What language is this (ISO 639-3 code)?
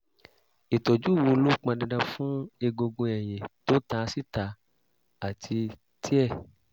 yor